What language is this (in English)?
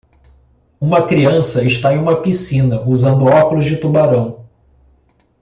Portuguese